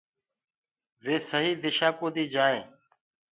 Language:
Gurgula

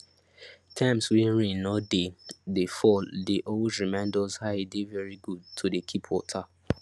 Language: Nigerian Pidgin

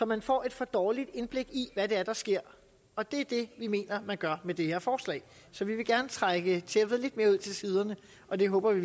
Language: Danish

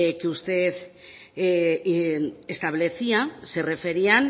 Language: Spanish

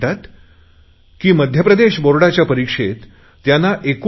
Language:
Marathi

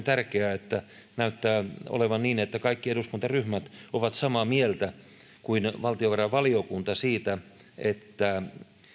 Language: Finnish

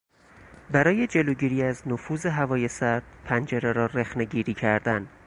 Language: Persian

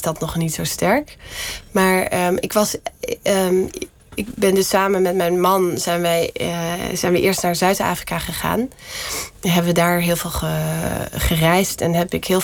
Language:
Dutch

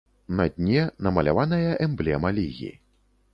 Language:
Belarusian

